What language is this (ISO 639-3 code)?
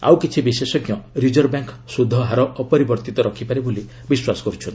ori